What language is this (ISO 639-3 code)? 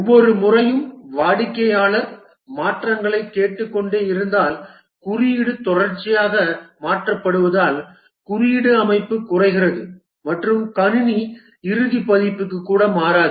tam